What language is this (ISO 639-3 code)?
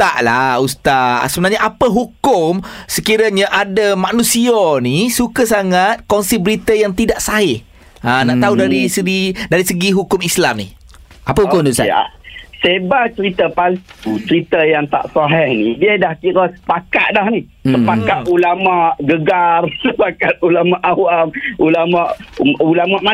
msa